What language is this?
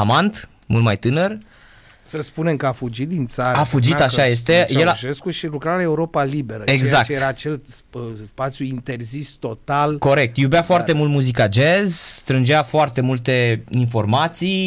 Romanian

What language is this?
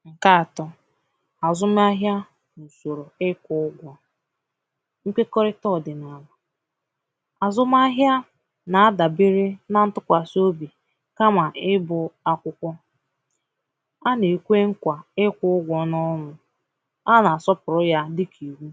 Igbo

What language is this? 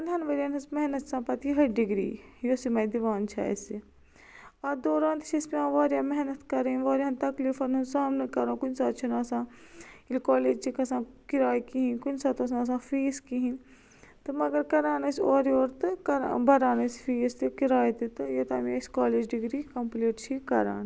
Kashmiri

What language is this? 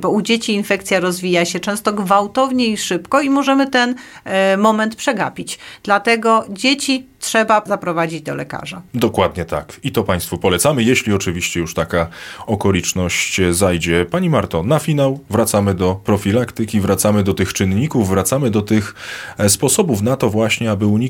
Polish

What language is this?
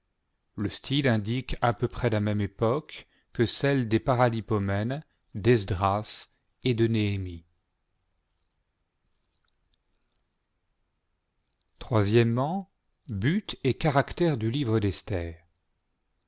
French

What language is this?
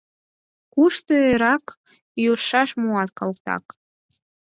Mari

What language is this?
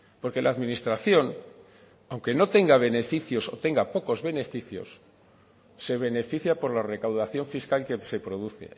Spanish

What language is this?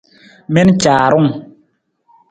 Nawdm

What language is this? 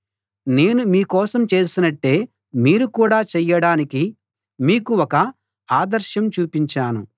Telugu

